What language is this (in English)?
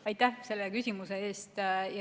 Estonian